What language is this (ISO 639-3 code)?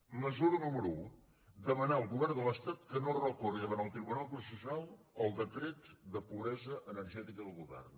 cat